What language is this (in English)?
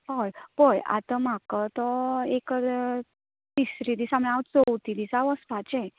Konkani